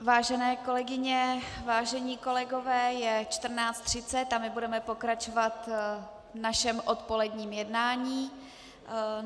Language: Czech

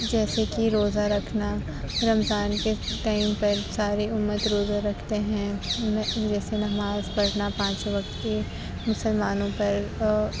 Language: Urdu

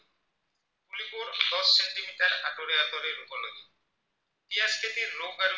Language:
Assamese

